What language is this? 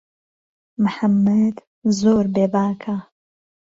Central Kurdish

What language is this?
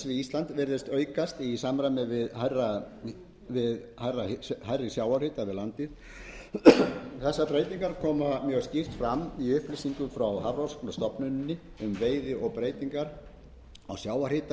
Icelandic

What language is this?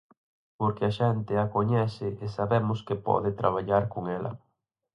Galician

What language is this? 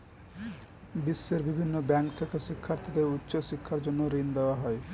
Bangla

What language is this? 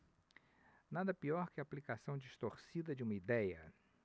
Portuguese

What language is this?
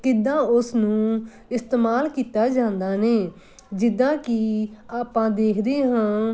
Punjabi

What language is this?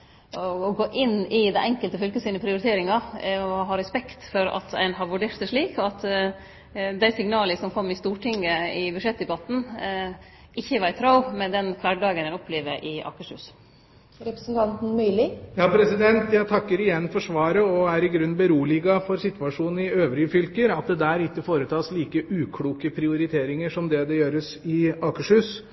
Norwegian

